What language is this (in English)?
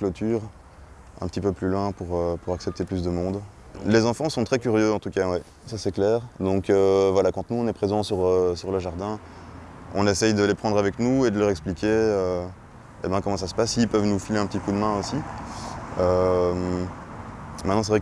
French